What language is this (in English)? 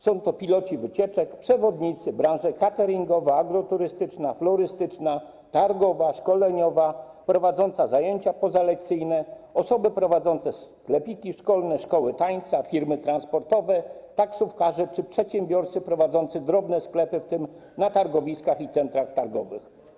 Polish